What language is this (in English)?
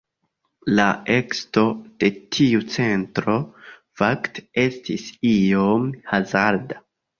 Esperanto